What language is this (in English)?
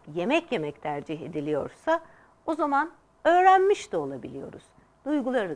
Turkish